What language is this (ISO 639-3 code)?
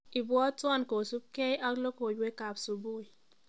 kln